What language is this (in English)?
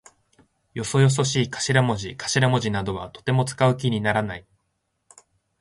Japanese